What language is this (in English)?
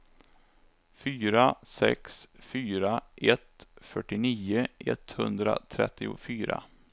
Swedish